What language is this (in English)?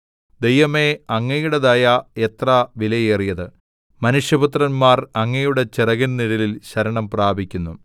Malayalam